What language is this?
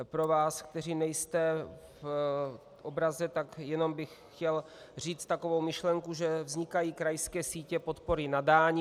Czech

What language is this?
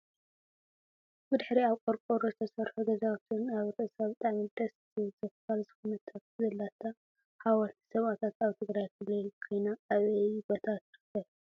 Tigrinya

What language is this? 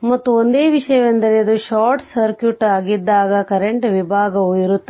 Kannada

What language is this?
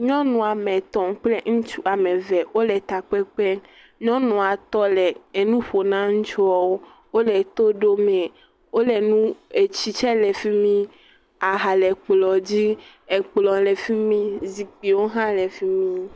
Ewe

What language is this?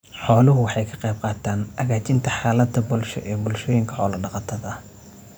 Somali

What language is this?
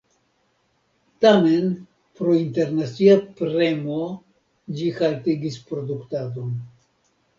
Esperanto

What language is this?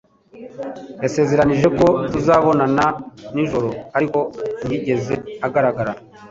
Kinyarwanda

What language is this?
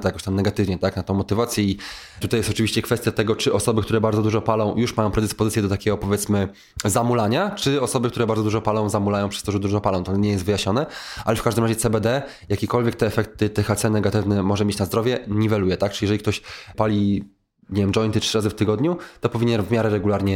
Polish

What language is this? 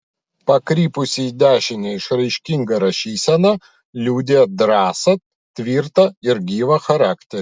Lithuanian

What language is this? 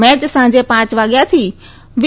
Gujarati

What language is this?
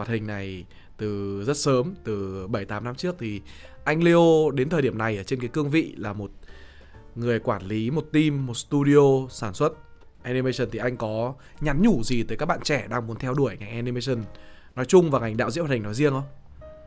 Vietnamese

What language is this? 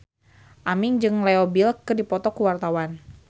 Sundanese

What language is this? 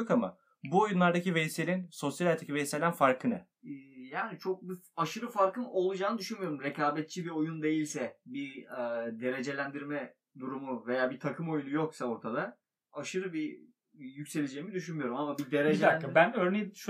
Turkish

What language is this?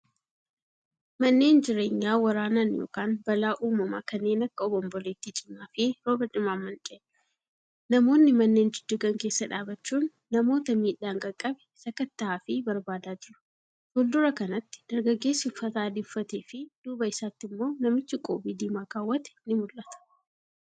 Oromo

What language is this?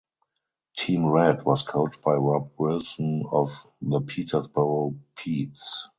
English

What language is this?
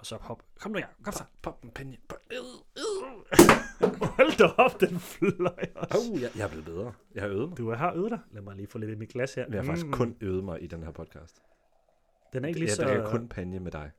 Danish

